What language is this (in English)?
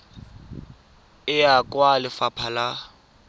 Tswana